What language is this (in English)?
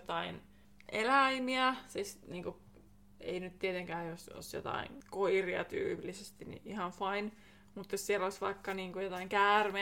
Finnish